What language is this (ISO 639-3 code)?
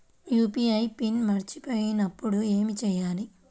tel